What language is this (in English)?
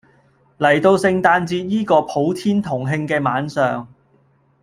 Cantonese